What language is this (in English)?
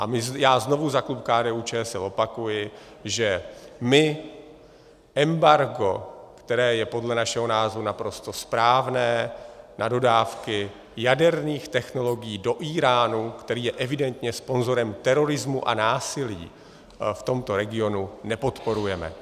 Czech